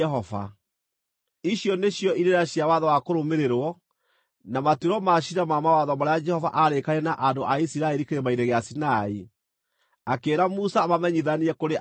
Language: Kikuyu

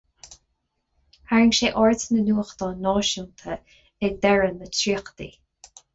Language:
Irish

